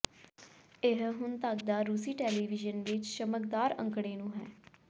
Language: Punjabi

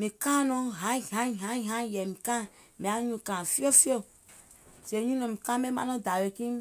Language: Gola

